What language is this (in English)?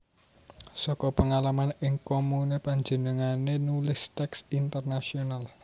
Javanese